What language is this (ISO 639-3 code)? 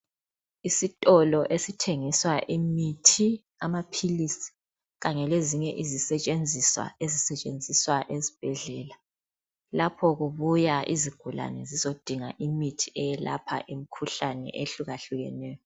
nde